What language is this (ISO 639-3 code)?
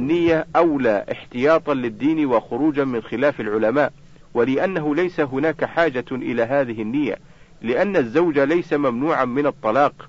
ara